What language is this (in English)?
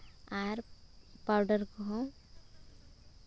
Santali